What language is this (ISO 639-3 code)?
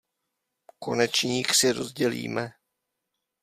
ces